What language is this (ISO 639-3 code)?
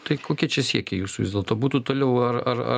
lit